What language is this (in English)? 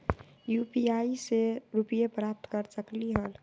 Magahi